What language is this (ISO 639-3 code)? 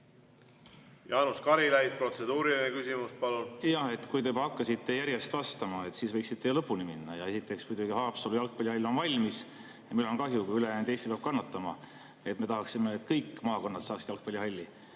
est